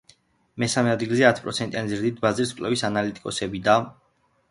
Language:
Georgian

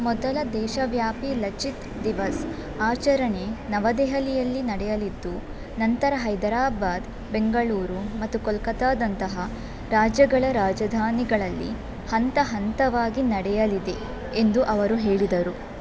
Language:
Kannada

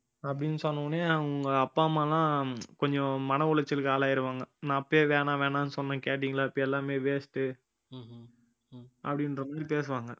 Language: Tamil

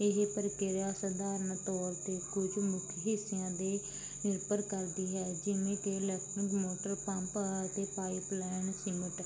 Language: Punjabi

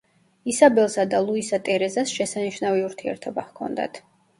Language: Georgian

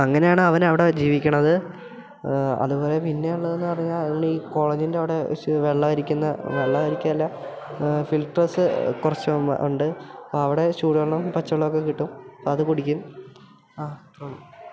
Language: Malayalam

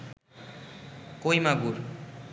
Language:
Bangla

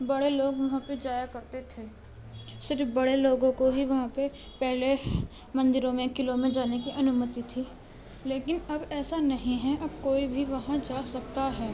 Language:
Urdu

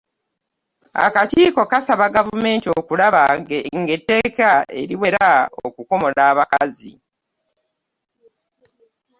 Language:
Ganda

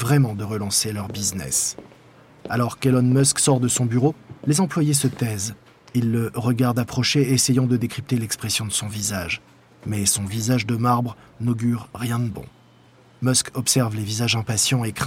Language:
French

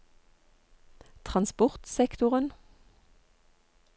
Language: Norwegian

